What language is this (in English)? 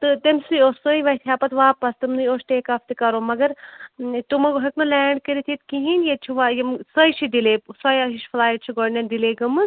Kashmiri